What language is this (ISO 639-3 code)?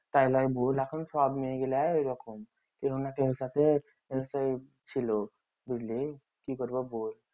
ben